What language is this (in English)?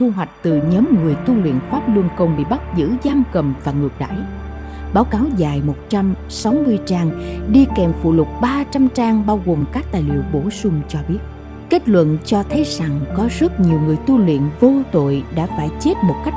Vietnamese